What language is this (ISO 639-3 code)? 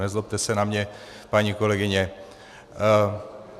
ces